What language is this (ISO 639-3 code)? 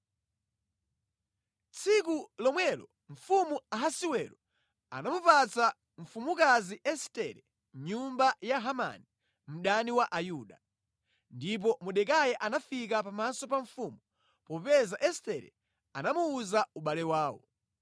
nya